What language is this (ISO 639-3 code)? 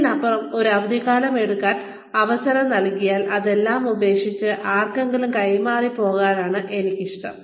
mal